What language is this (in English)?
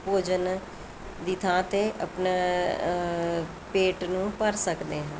Punjabi